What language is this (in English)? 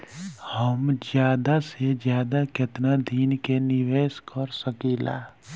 Bhojpuri